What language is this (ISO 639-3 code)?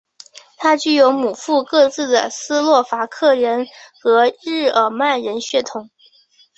zho